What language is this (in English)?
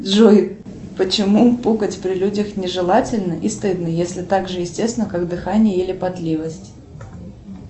Russian